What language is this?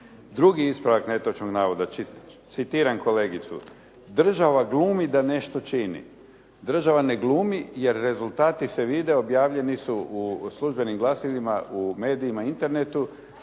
Croatian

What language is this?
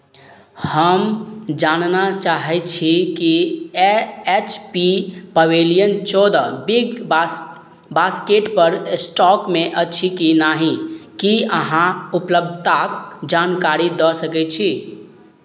Maithili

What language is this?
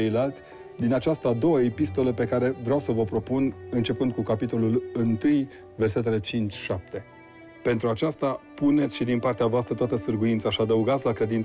Romanian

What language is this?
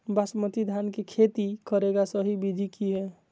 Magahi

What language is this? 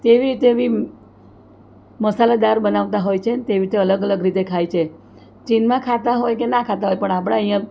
Gujarati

